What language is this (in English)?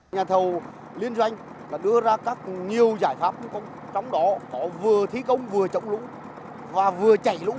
Vietnamese